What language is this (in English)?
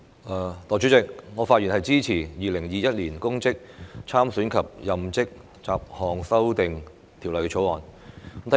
Cantonese